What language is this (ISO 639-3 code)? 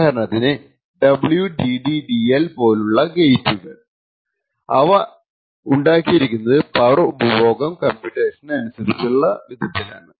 mal